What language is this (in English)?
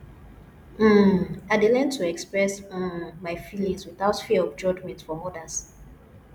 Nigerian Pidgin